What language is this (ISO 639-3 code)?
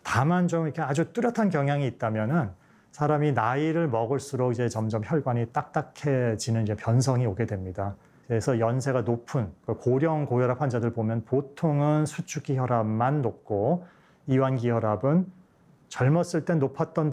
kor